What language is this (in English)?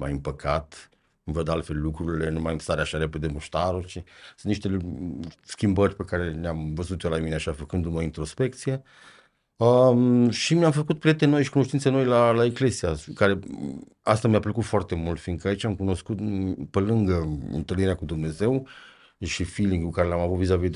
Romanian